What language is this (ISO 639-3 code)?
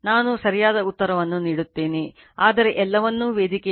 kan